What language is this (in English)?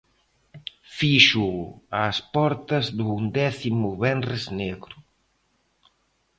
Galician